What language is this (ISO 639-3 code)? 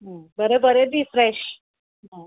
kok